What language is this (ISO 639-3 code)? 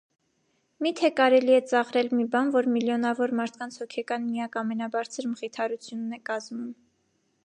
hye